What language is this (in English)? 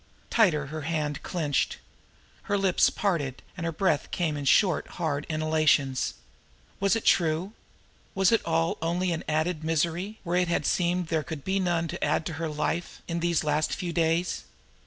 English